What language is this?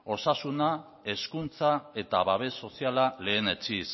Basque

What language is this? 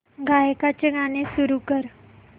Marathi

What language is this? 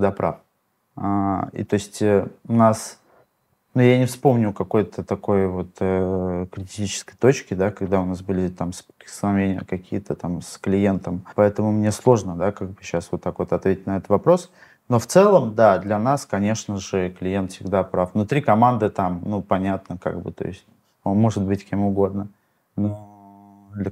Russian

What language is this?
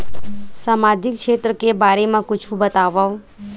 Chhattisgarhi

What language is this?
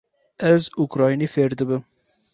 Kurdish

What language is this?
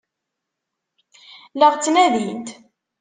Kabyle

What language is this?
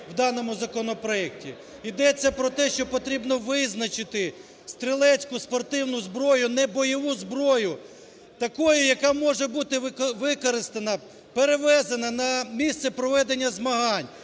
Ukrainian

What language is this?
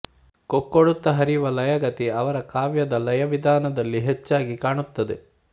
Kannada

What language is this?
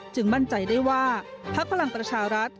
Thai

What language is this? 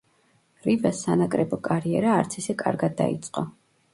Georgian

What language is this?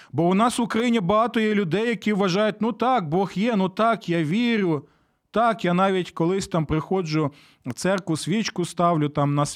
Ukrainian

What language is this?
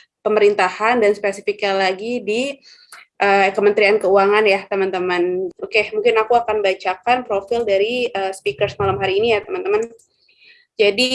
Indonesian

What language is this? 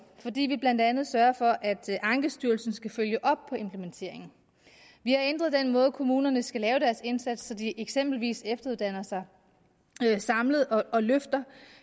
Danish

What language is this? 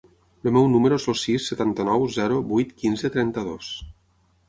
Catalan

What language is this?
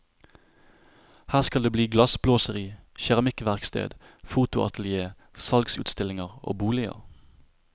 Norwegian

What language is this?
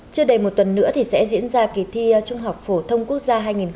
Vietnamese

